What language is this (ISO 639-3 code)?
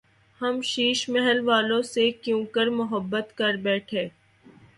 urd